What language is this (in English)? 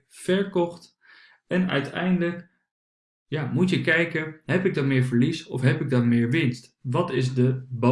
Dutch